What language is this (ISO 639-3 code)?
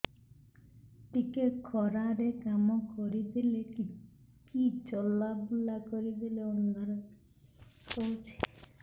ori